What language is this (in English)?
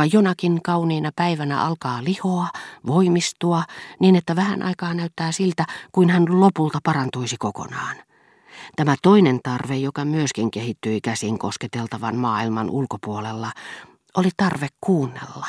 Finnish